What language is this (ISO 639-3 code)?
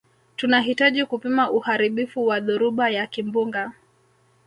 swa